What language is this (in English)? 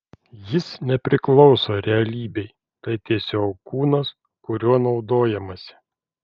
Lithuanian